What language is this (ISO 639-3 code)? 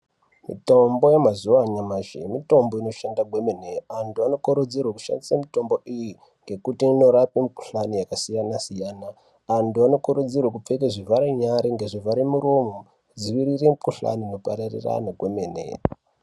ndc